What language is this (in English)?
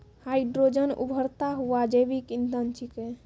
Maithili